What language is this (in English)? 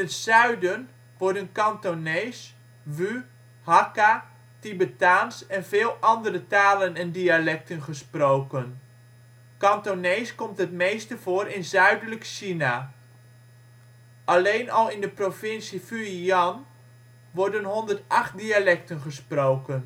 Dutch